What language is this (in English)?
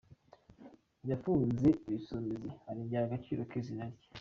Kinyarwanda